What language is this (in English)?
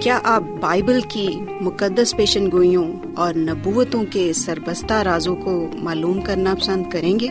Urdu